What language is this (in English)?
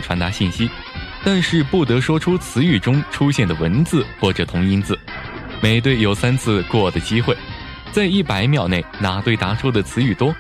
Chinese